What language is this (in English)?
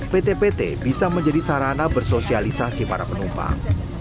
Indonesian